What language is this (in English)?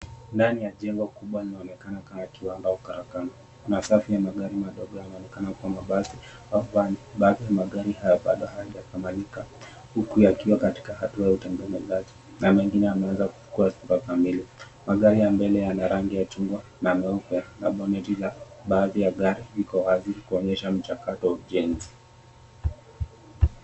Swahili